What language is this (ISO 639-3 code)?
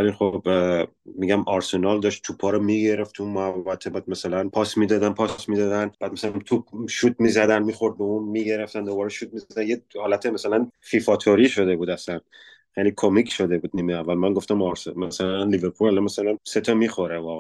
fas